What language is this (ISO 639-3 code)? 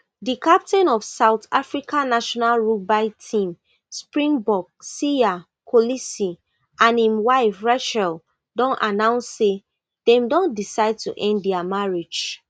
pcm